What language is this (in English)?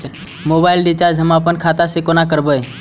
Maithili